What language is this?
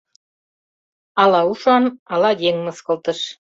Mari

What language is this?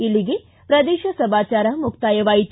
Kannada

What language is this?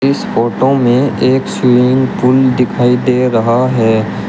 Hindi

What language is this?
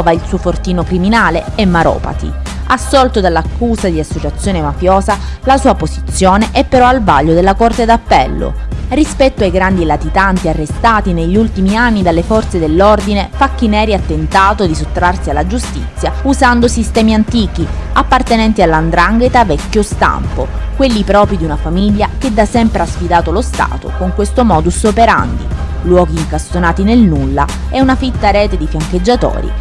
Italian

